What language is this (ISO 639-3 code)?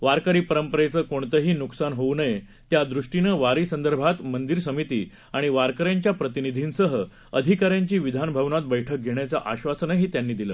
mar